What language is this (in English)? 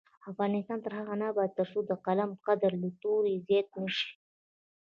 Pashto